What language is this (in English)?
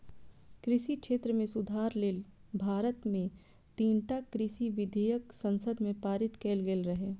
Maithili